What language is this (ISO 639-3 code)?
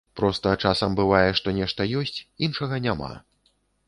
bel